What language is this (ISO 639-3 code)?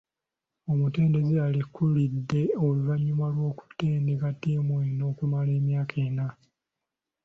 lug